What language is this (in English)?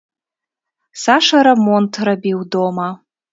Belarusian